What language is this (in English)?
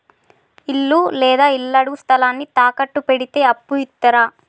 Telugu